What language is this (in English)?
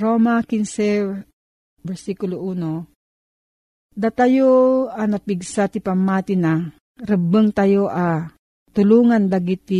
Filipino